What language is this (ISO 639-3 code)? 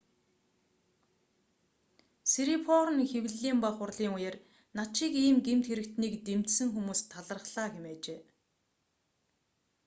mon